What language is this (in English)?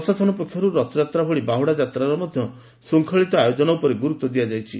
Odia